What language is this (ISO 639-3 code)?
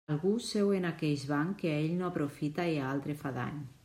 cat